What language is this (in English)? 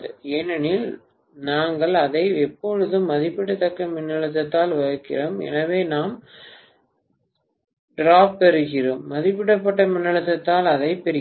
Tamil